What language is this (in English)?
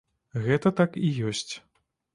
Belarusian